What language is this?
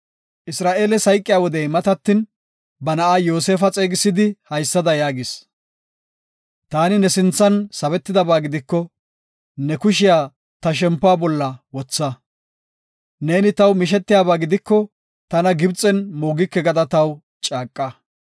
Gofa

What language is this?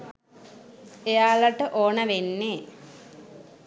Sinhala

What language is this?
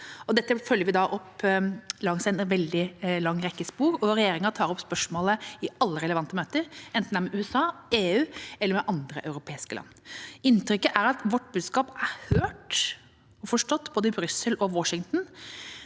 Norwegian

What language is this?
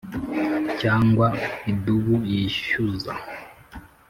Kinyarwanda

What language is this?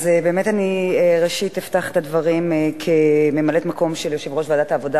Hebrew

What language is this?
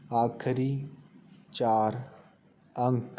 Punjabi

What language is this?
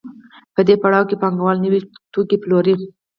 Pashto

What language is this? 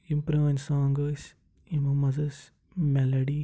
Kashmiri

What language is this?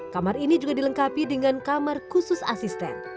Indonesian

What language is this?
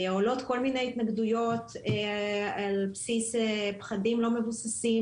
Hebrew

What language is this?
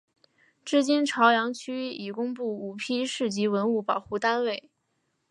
Chinese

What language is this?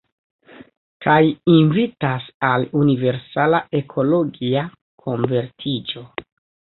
Esperanto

